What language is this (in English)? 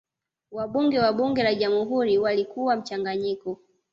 Swahili